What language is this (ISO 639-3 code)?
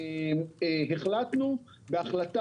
heb